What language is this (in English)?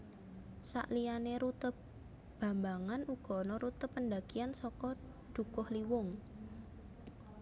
Javanese